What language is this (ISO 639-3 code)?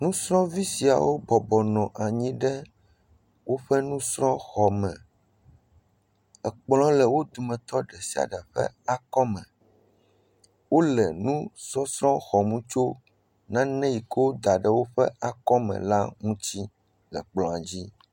ewe